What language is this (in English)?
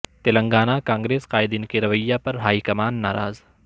Urdu